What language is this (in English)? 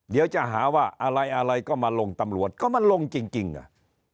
Thai